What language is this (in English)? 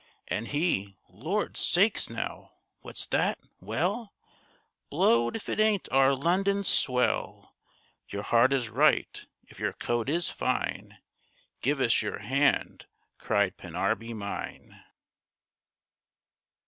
English